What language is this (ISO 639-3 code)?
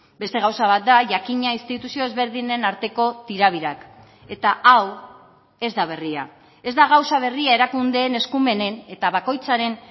eus